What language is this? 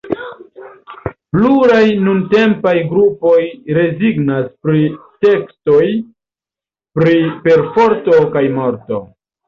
Esperanto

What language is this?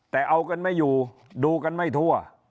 Thai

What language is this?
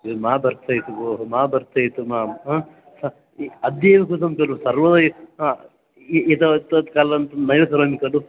Sanskrit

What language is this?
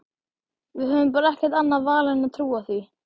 Icelandic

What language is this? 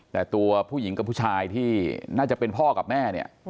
Thai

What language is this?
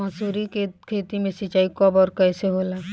Bhojpuri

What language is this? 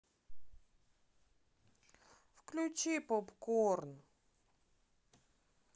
Russian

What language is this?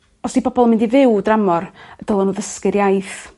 Welsh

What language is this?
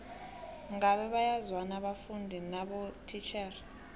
South Ndebele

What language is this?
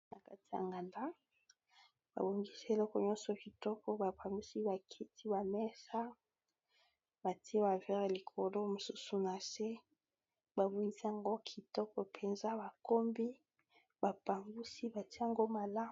Lingala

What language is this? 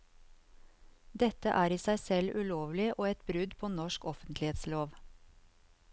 Norwegian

